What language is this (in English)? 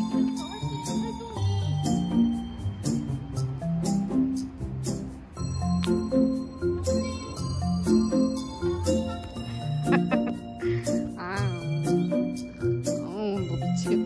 Korean